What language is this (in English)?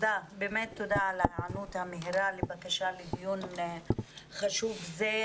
Hebrew